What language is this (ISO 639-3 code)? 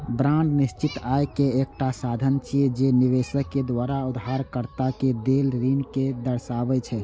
mai